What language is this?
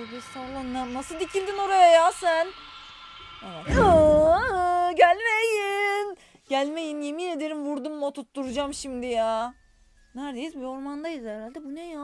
Turkish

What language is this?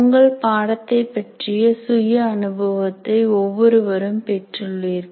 Tamil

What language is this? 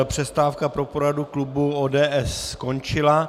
Czech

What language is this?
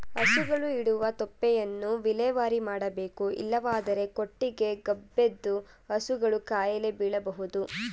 Kannada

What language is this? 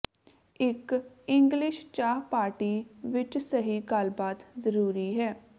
Punjabi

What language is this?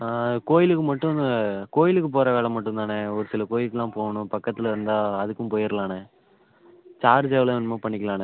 Tamil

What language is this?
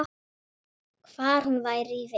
Icelandic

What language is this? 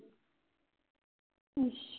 Punjabi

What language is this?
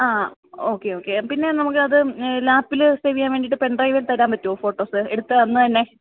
Malayalam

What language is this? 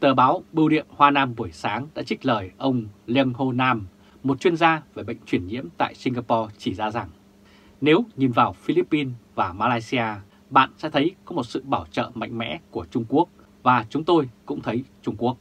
Vietnamese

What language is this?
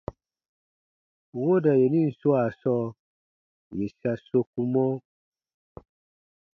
Baatonum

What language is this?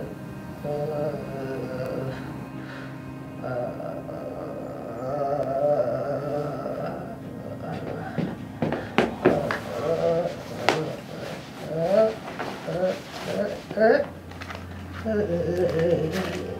Korean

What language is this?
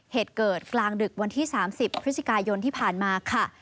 Thai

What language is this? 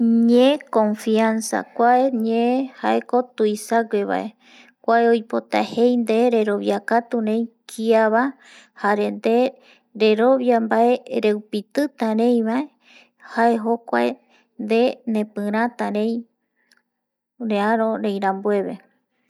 Eastern Bolivian Guaraní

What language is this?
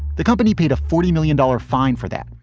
English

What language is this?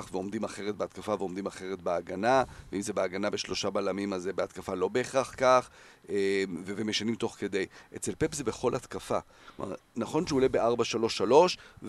Hebrew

